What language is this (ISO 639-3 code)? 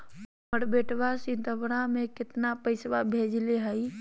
mag